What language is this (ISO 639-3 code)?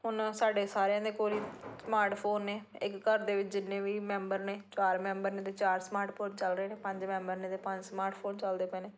pan